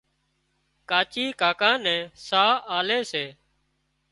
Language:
Wadiyara Koli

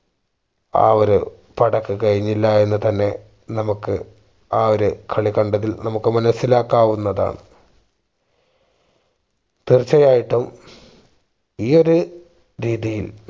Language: Malayalam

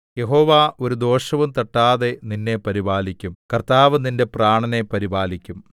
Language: Malayalam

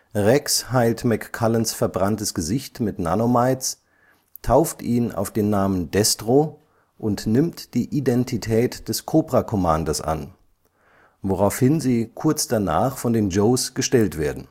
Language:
German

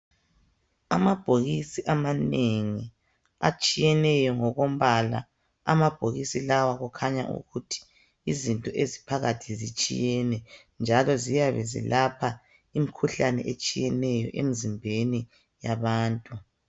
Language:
North Ndebele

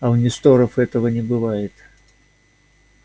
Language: Russian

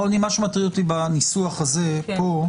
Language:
Hebrew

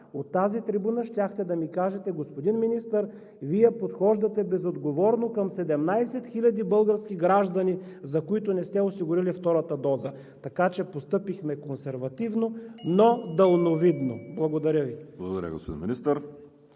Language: Bulgarian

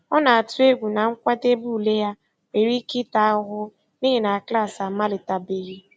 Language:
Igbo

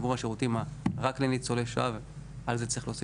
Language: Hebrew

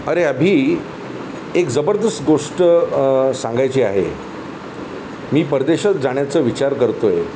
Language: Marathi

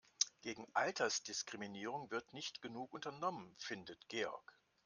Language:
German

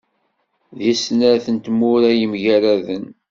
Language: Kabyle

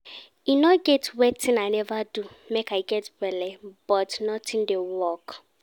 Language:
Nigerian Pidgin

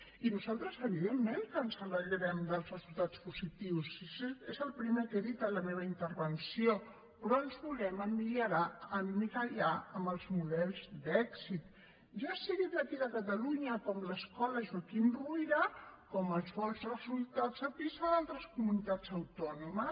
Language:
Catalan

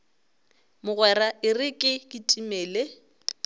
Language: Northern Sotho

